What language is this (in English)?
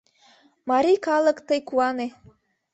Mari